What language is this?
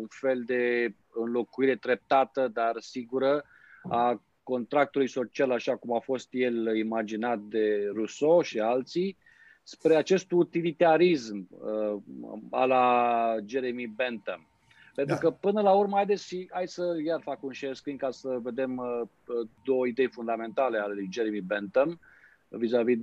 Romanian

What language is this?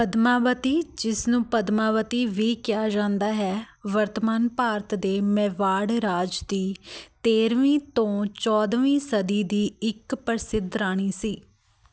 Punjabi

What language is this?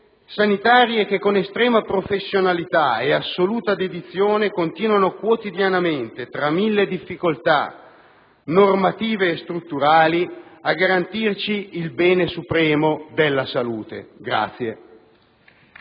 Italian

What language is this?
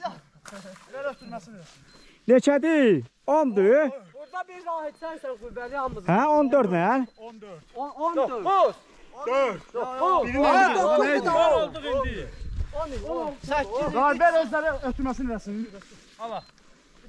Turkish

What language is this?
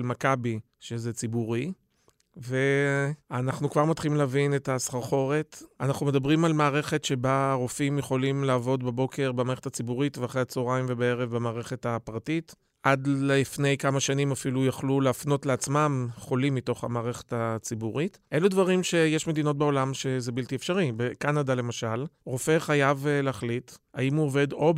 Hebrew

